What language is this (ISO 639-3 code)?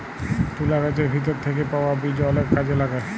ben